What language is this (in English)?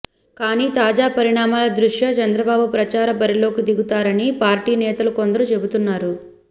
Telugu